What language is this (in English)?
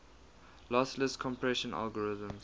English